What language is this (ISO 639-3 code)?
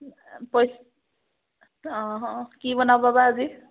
asm